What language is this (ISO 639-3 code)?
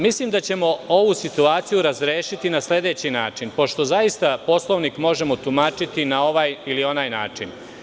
srp